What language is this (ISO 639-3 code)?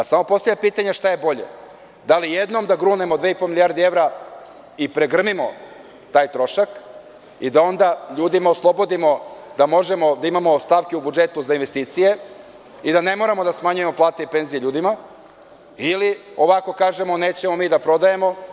srp